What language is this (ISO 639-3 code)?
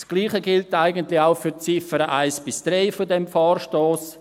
gsw